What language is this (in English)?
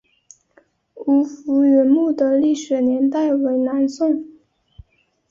Chinese